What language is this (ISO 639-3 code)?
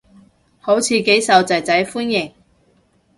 yue